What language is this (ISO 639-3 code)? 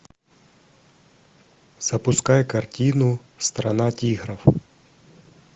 rus